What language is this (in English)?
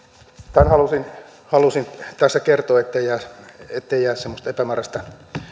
Finnish